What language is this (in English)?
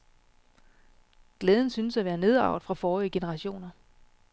Danish